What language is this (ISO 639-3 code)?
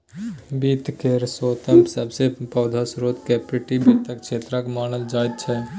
mai